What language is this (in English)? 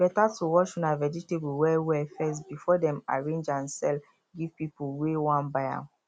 Nigerian Pidgin